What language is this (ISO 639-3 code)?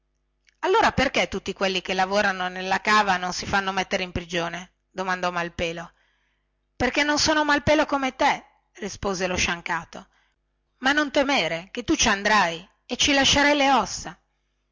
ita